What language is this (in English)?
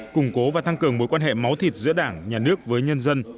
Vietnamese